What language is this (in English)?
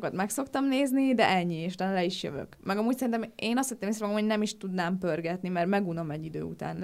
Hungarian